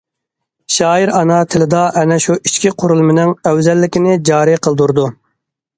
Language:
Uyghur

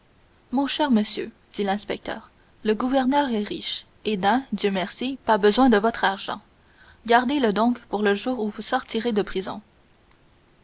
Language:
French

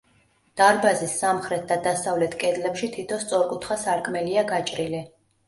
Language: Georgian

